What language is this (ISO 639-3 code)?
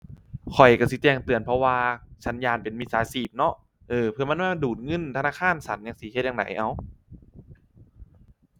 tha